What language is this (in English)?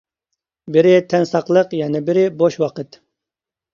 Uyghur